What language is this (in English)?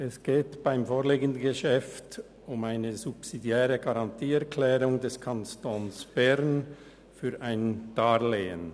Swiss German